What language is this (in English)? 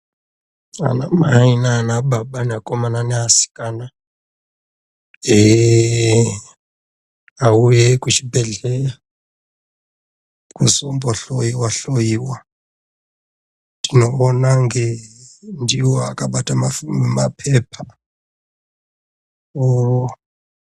Ndau